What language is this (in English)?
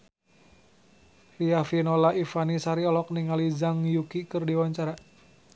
Sundanese